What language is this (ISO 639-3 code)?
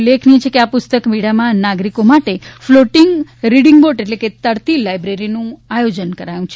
guj